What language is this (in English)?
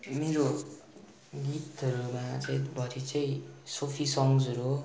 Nepali